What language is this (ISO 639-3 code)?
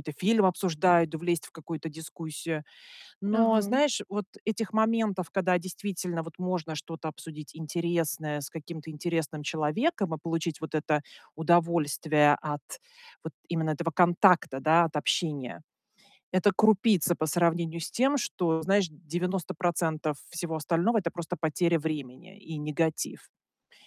rus